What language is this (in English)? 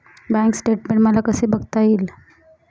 Marathi